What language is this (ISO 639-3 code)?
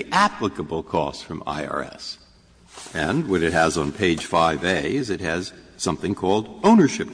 eng